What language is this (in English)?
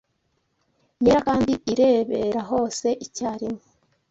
Kinyarwanda